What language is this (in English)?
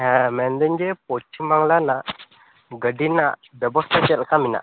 Santali